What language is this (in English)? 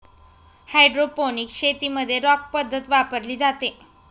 Marathi